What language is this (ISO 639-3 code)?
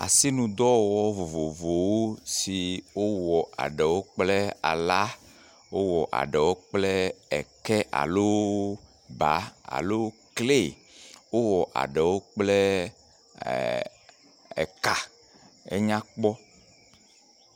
ewe